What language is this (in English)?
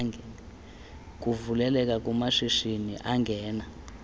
Xhosa